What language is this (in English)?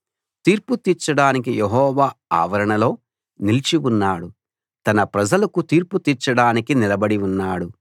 Telugu